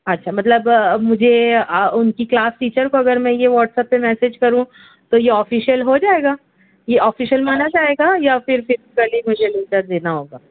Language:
Urdu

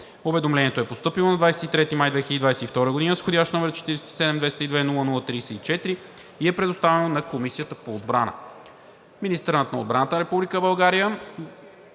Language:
Bulgarian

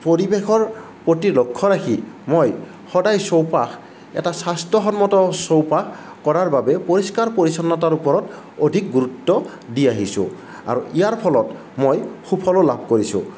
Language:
Assamese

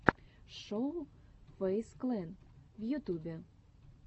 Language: Russian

